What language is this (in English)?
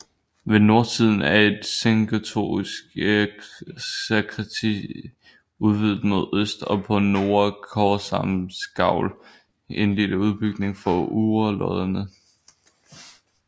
Danish